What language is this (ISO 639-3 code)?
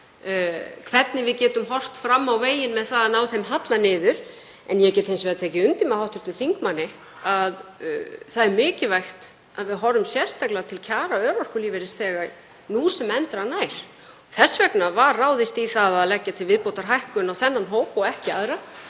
isl